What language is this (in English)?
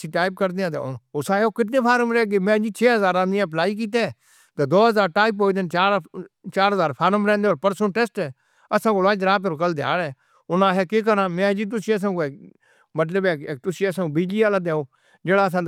Northern Hindko